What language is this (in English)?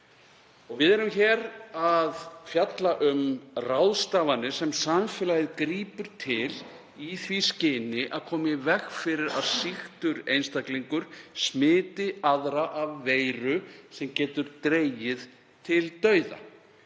Icelandic